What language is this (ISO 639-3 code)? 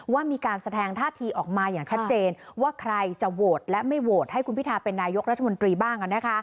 tha